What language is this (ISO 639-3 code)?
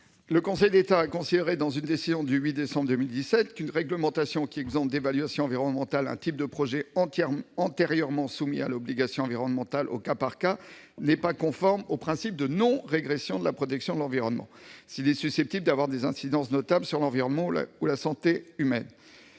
fra